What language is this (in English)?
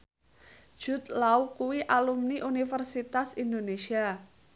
Javanese